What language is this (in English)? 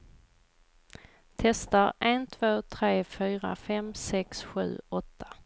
Swedish